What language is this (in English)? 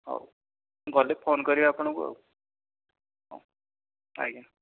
Odia